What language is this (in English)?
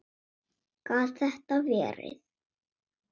Icelandic